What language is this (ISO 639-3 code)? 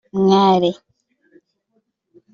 kin